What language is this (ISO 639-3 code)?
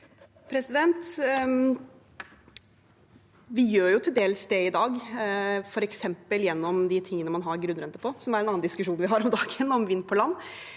nor